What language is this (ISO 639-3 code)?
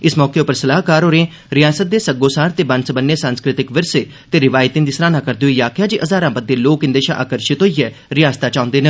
doi